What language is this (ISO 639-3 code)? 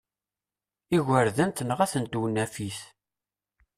kab